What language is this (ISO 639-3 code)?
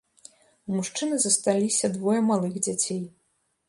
bel